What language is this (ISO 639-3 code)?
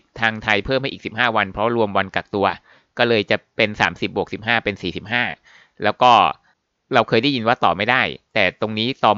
tha